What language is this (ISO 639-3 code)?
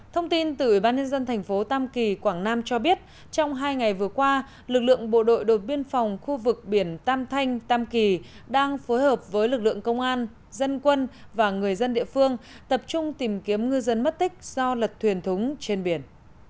vie